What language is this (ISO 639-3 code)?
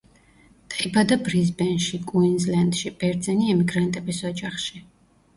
kat